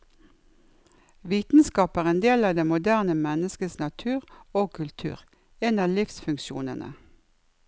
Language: Norwegian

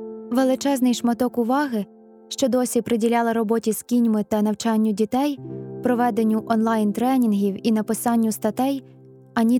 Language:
Ukrainian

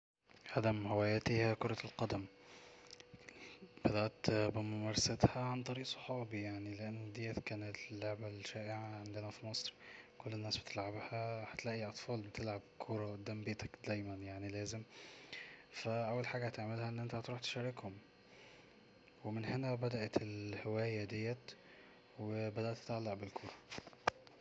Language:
Egyptian Arabic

